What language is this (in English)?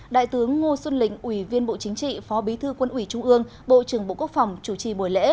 Vietnamese